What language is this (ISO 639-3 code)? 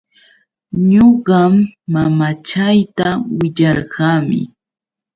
qux